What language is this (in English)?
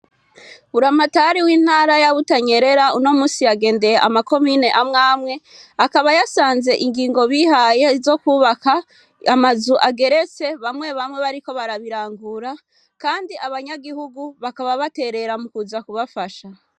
Rundi